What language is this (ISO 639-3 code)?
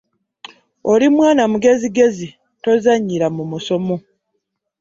lug